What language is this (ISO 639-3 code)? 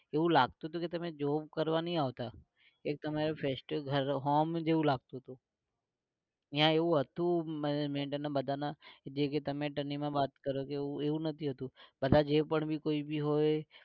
guj